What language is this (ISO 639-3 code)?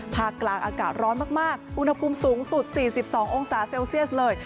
tha